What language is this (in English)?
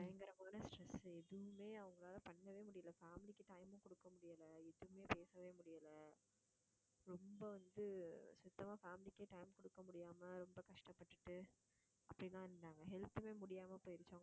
Tamil